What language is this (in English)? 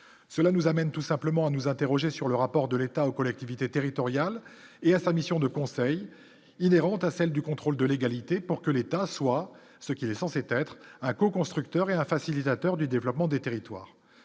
French